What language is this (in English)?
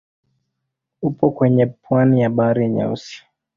Swahili